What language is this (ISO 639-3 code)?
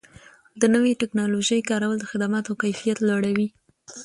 pus